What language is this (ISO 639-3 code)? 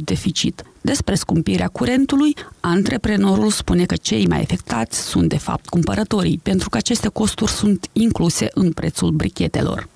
ron